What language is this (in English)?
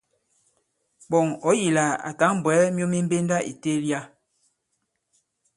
Bankon